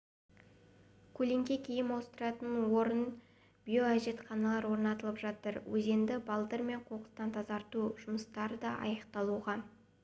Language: Kazakh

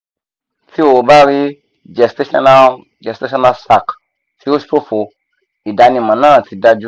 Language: Yoruba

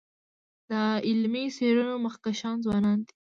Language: Pashto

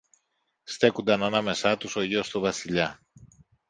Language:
Greek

